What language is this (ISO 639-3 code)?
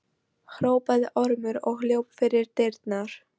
isl